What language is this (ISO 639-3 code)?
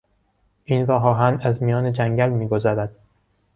fas